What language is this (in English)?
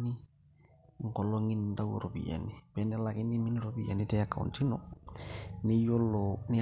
Masai